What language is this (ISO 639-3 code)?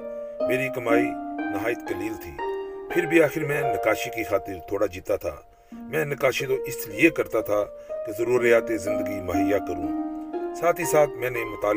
urd